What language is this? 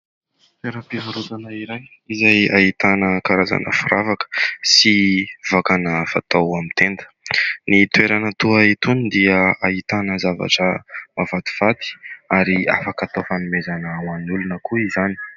Malagasy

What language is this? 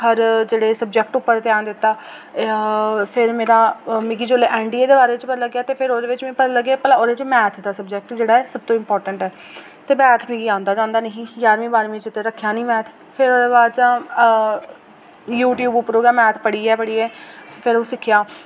Dogri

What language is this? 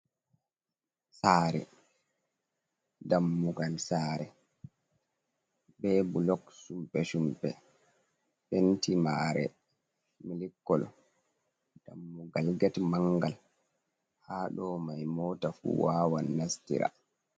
Fula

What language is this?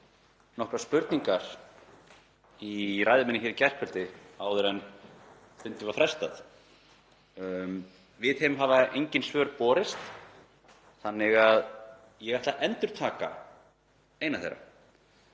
Icelandic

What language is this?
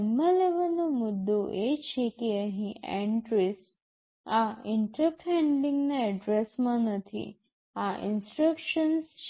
Gujarati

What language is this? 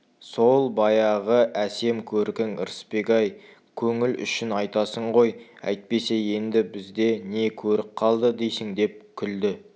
Kazakh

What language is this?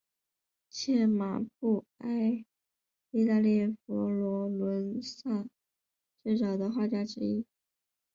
Chinese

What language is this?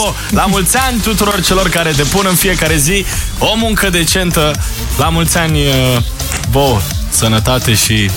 Romanian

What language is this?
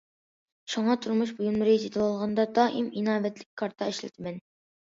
Uyghur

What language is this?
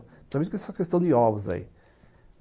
Portuguese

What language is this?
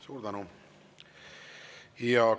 Estonian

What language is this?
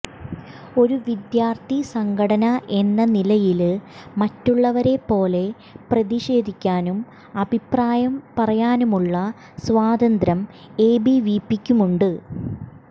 Malayalam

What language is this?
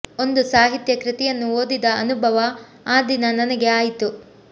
Kannada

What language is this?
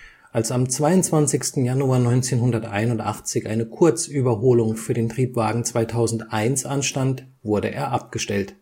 German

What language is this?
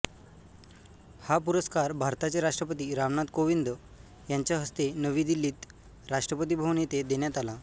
Marathi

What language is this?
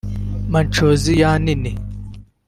Kinyarwanda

